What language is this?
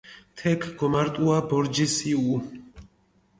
Mingrelian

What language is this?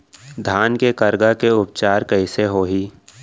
Chhattisgarhi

